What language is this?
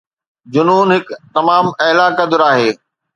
Sindhi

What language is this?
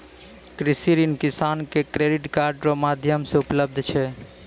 Maithili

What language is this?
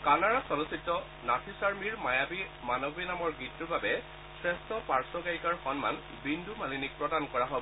Assamese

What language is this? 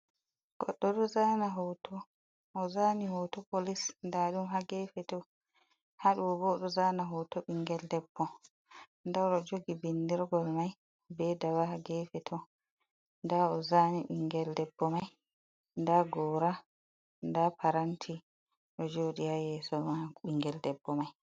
Fula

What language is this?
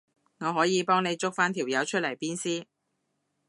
Cantonese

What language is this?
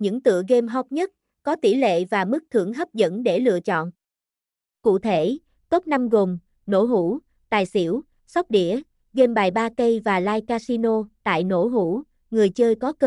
Vietnamese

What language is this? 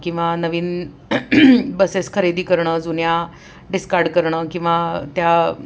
Marathi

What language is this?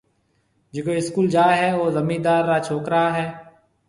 Marwari (Pakistan)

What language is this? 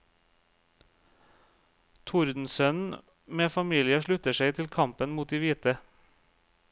Norwegian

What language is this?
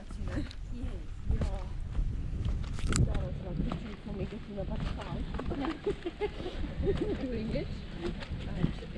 English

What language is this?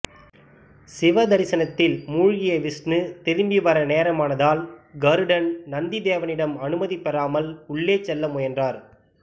Tamil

